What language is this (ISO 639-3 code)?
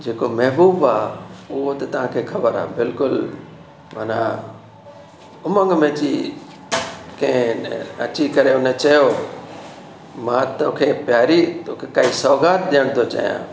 snd